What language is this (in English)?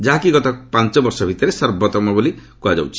Odia